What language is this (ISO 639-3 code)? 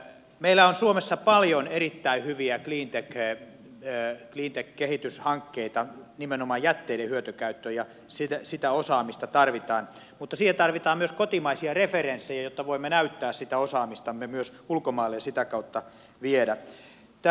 fin